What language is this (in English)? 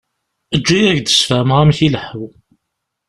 Kabyle